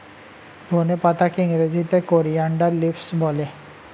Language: Bangla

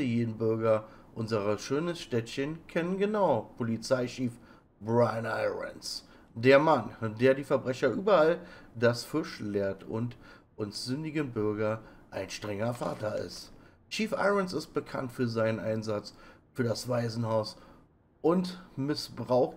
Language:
German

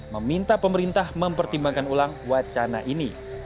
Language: Indonesian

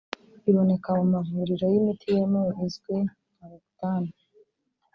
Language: Kinyarwanda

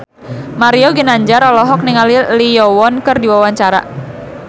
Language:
Sundanese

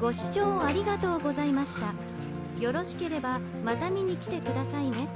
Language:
Japanese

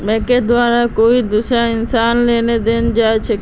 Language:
Magahi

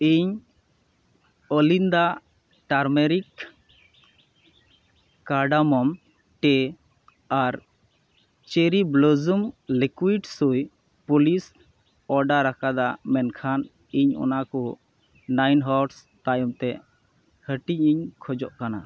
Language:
Santali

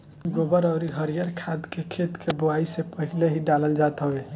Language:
Bhojpuri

